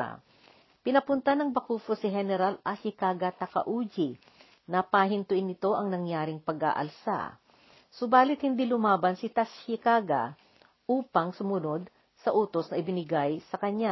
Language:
Filipino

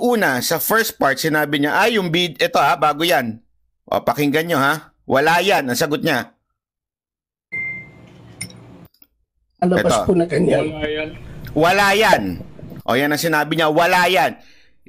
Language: Filipino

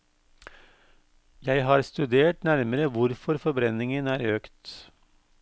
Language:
Norwegian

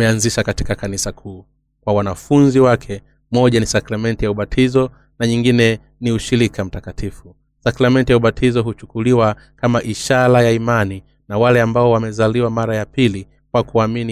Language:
Swahili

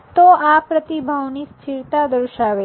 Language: Gujarati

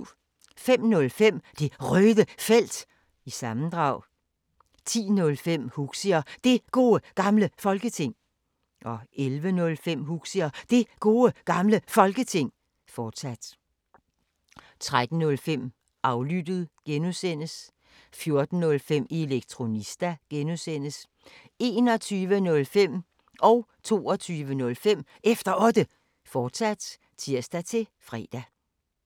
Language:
Danish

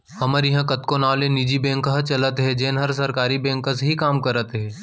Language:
Chhattisgarhi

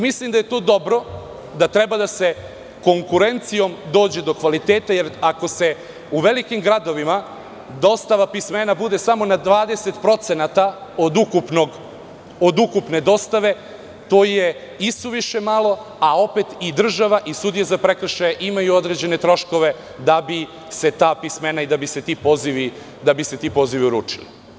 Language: Serbian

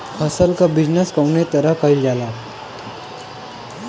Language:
Bhojpuri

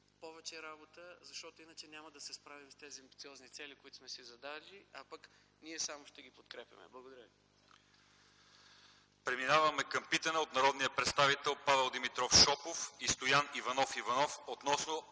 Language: Bulgarian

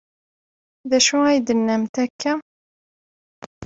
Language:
Kabyle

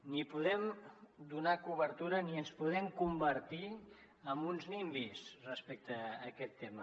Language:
Catalan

